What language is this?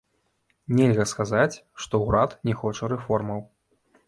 Belarusian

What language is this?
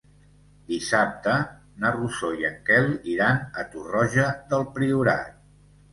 Catalan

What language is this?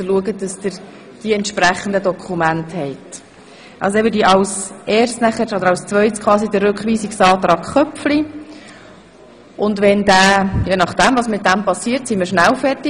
Swiss German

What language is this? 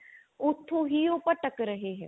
Punjabi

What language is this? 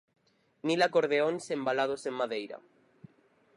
Galician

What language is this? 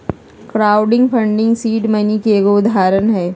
Magahi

